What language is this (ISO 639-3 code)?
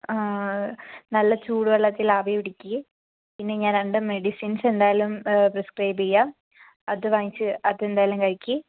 mal